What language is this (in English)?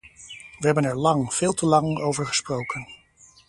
Dutch